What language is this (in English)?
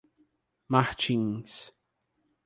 Portuguese